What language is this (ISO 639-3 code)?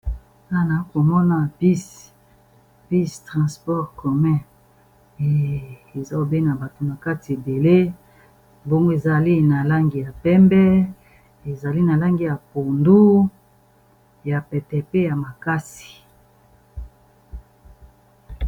lin